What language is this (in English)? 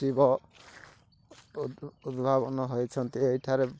Odia